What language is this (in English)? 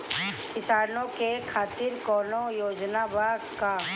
Bhojpuri